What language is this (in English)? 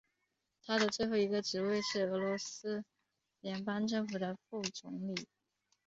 Chinese